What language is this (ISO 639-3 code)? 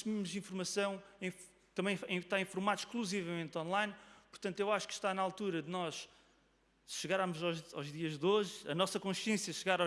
por